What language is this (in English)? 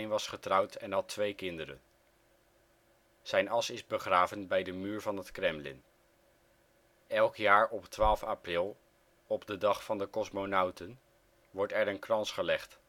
Dutch